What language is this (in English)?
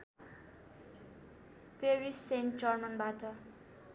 Nepali